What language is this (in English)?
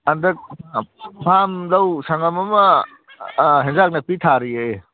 Manipuri